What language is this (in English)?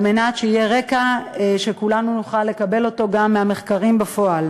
Hebrew